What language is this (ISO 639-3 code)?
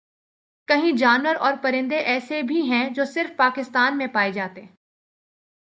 urd